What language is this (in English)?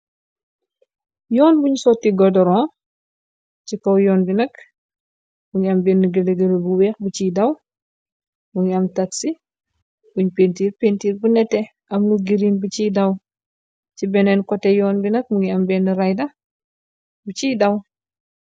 Wolof